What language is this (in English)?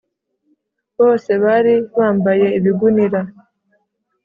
Kinyarwanda